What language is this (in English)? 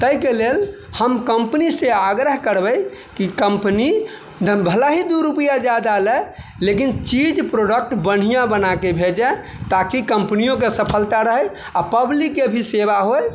Maithili